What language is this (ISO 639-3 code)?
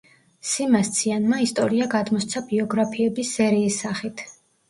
kat